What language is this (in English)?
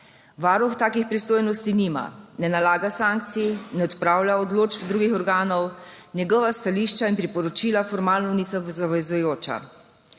Slovenian